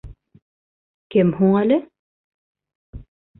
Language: Bashkir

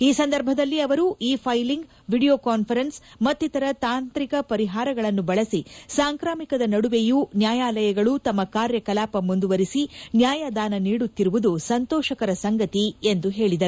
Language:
Kannada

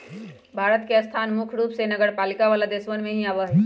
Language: Magahi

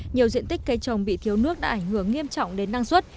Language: Vietnamese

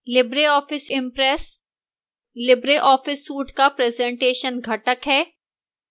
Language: Hindi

